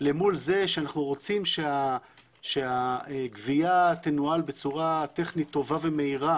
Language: Hebrew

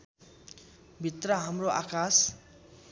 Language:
Nepali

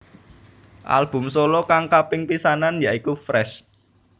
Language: Javanese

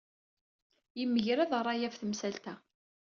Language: Kabyle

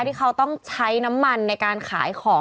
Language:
Thai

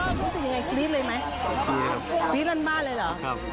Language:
Thai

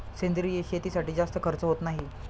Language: Marathi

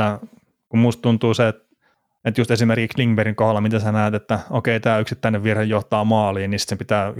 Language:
Finnish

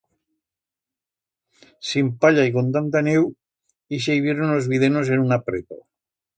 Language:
Aragonese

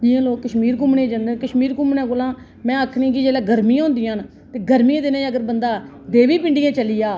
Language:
Dogri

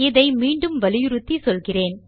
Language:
Tamil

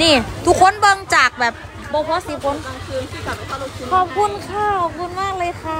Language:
Thai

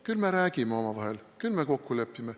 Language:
Estonian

